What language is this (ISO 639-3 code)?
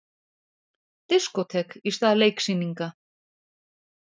isl